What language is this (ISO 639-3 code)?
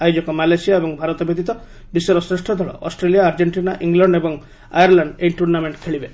ori